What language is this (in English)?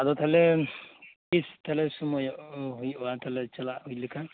Santali